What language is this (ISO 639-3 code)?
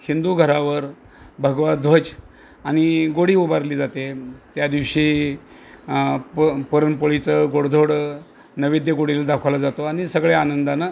mar